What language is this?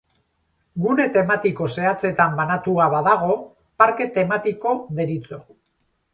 Basque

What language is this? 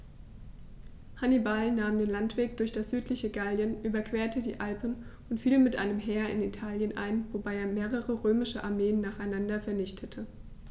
German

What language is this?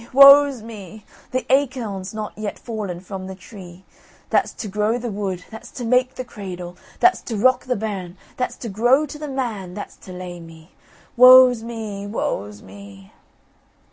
English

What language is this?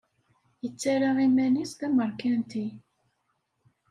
Kabyle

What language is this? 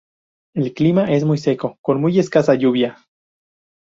Spanish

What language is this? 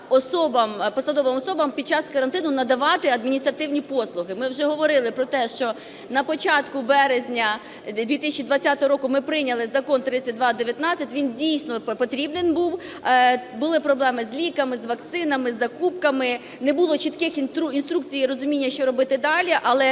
Ukrainian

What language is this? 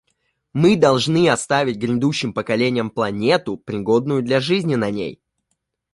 Russian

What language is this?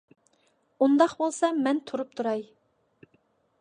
Uyghur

